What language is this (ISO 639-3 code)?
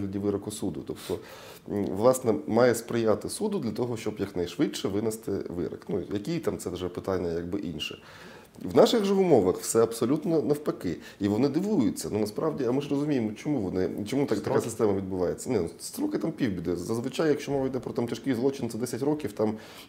ukr